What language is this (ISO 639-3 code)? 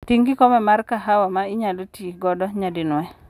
luo